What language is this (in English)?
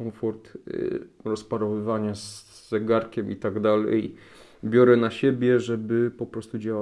Polish